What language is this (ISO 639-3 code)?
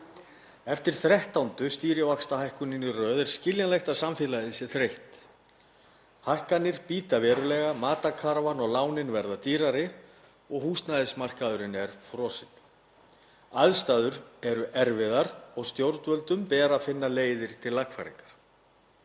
isl